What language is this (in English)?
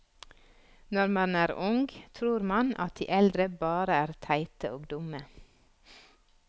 Norwegian